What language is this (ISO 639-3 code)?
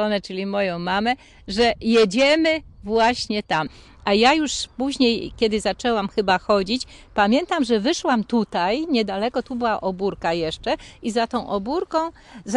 pol